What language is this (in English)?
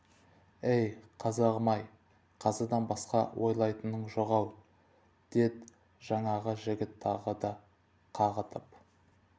Kazakh